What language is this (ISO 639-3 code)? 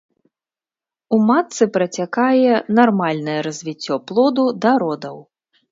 bel